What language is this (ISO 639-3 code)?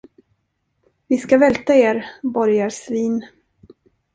swe